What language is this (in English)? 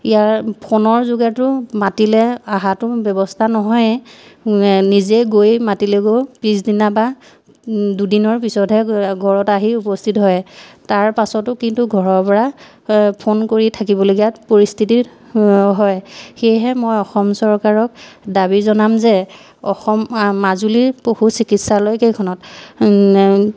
Assamese